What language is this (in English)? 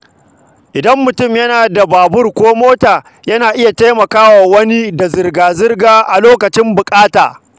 Hausa